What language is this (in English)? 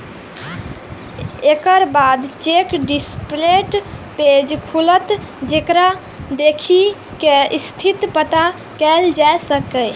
Maithili